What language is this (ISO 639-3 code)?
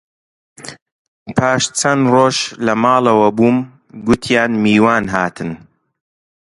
ckb